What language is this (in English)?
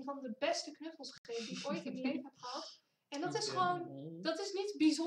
Dutch